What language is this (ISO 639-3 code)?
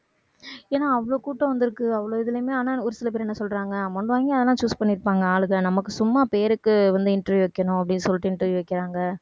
tam